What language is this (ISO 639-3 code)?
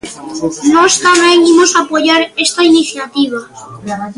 glg